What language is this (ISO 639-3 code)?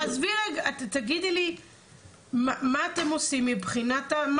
heb